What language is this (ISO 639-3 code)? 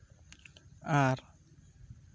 sat